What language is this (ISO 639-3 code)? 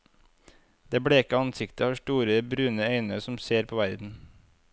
nor